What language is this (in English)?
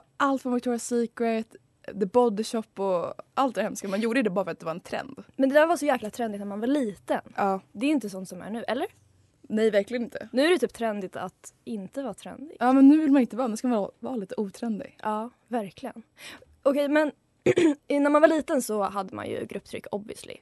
Swedish